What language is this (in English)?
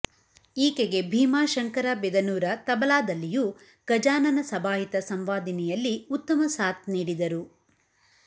Kannada